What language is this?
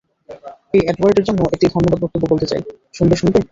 Bangla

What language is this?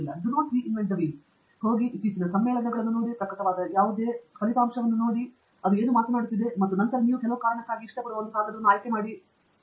Kannada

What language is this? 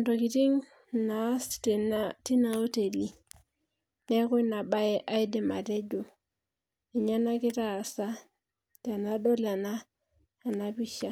Masai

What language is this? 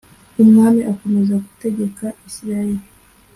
Kinyarwanda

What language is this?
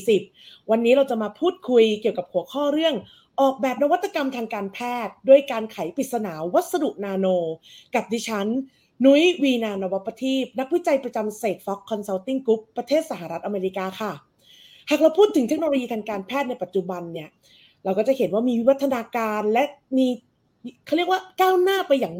Thai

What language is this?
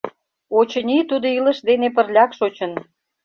Mari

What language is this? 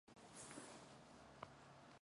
Mongolian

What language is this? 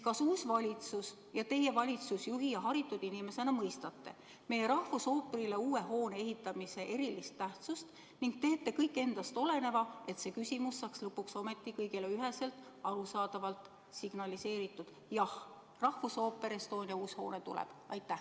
Estonian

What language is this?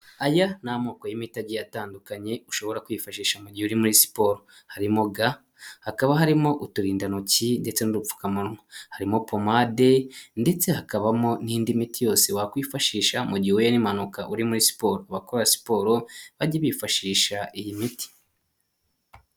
Kinyarwanda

